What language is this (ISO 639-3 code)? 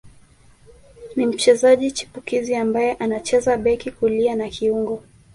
swa